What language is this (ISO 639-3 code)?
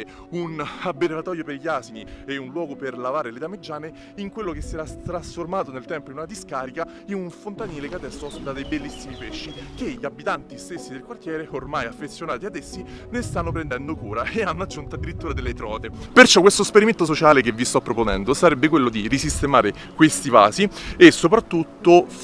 ita